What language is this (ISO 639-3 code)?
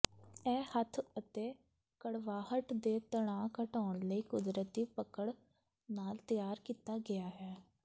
pan